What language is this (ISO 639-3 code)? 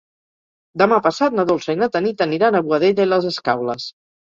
cat